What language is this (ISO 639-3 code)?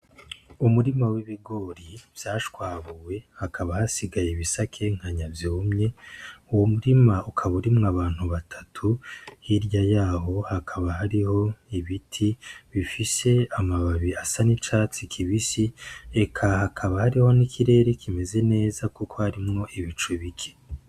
run